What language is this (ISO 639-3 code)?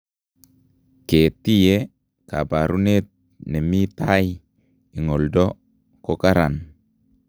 kln